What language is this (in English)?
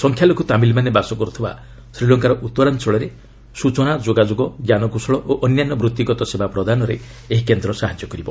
Odia